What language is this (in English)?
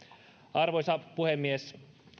Finnish